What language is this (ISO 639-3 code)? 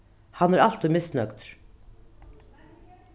fao